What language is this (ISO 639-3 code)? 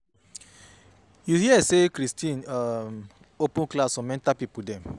pcm